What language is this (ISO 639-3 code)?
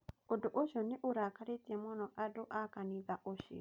kik